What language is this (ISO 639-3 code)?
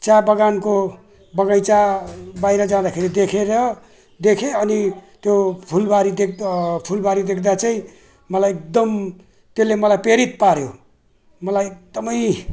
nep